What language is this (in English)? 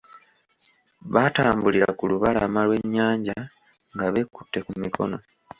Ganda